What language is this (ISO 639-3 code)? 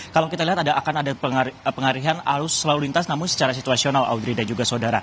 ind